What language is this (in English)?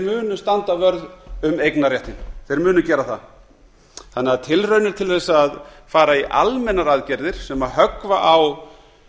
Icelandic